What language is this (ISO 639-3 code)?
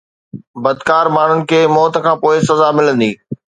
snd